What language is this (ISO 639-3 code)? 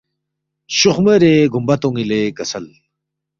bft